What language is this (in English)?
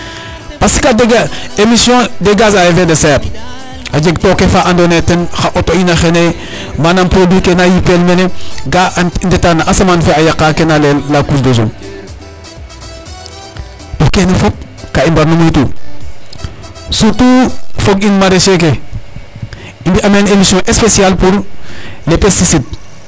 Serer